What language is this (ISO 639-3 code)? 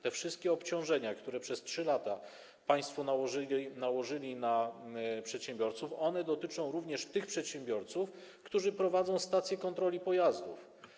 pol